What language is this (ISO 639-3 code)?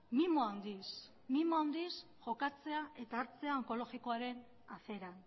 eus